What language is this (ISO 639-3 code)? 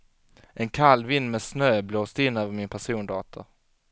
swe